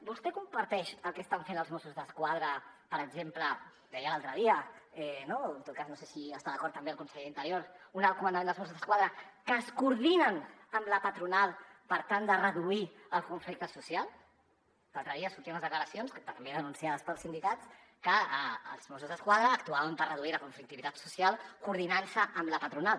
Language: Catalan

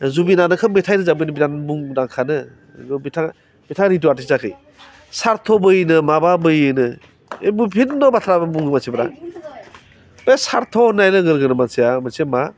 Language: Bodo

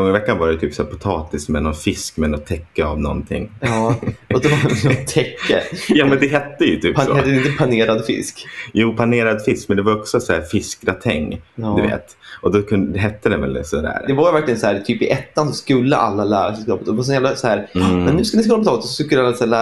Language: Swedish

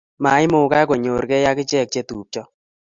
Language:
Kalenjin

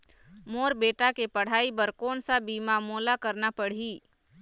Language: Chhattisgarhi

